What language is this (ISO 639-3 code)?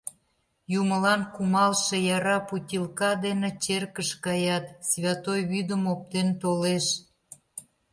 chm